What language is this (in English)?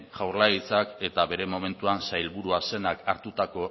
Basque